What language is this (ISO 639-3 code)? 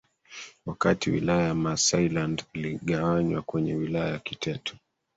swa